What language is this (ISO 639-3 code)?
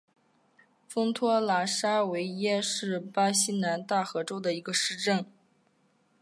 zho